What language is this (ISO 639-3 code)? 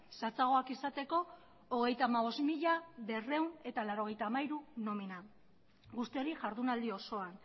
eus